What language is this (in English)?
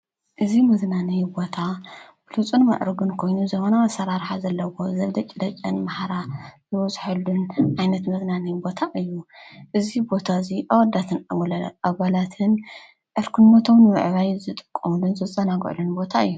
Tigrinya